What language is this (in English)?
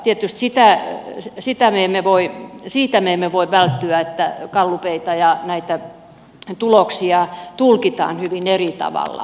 Finnish